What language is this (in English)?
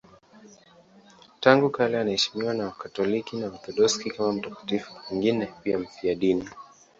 Swahili